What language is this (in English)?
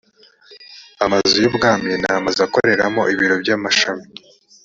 Kinyarwanda